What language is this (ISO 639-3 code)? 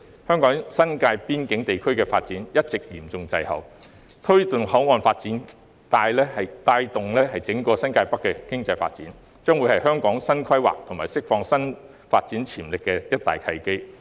yue